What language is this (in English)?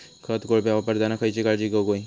Marathi